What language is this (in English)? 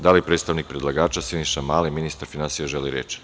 Serbian